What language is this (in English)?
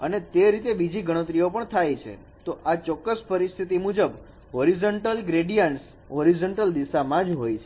Gujarati